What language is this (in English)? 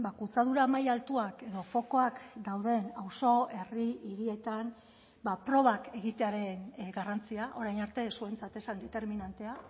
Basque